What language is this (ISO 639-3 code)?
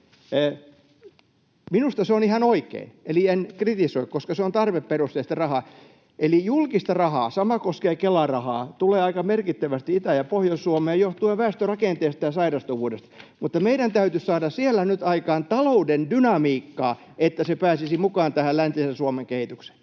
fin